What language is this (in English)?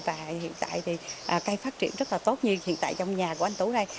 Vietnamese